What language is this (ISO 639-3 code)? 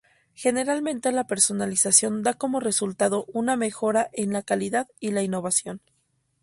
spa